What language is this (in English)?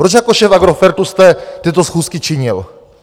Czech